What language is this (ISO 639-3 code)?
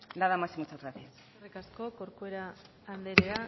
eus